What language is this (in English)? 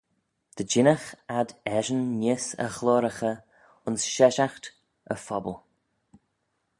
Manx